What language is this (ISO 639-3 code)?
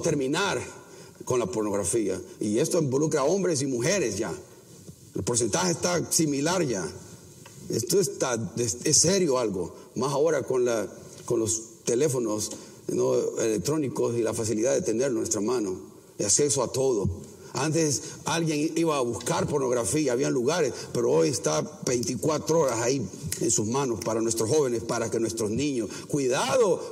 spa